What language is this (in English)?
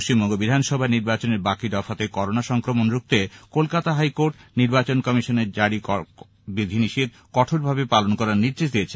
Bangla